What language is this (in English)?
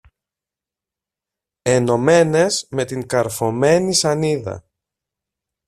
Greek